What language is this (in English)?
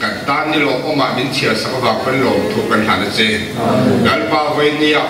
Romanian